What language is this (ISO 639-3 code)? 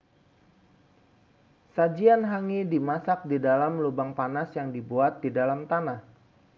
ind